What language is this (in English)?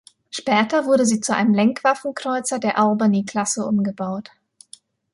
German